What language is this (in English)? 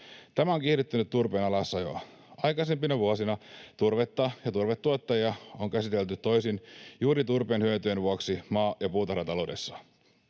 Finnish